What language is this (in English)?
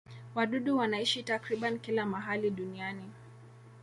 Swahili